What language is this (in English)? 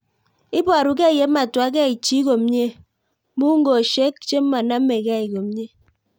Kalenjin